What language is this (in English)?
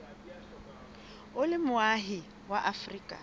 Southern Sotho